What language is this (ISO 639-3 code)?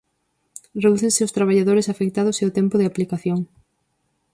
glg